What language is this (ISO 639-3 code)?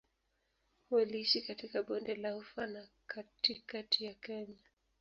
swa